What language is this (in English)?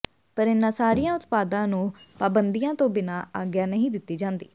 Punjabi